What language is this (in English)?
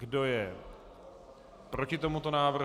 Czech